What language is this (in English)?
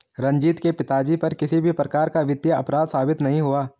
Hindi